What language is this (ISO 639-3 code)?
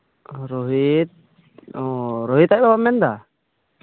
sat